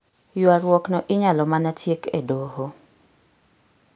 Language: Luo (Kenya and Tanzania)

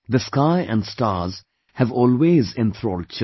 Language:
English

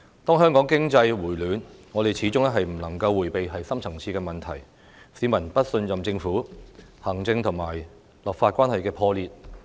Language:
Cantonese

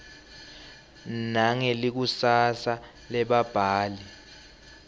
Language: Swati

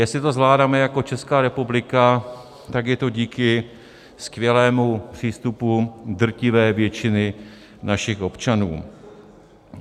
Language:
Czech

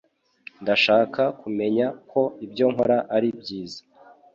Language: Kinyarwanda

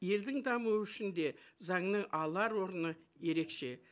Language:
Kazakh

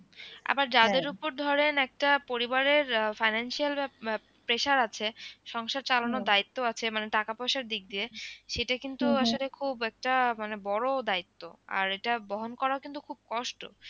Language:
Bangla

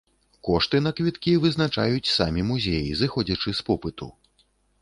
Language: Belarusian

